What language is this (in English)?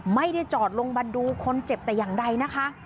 Thai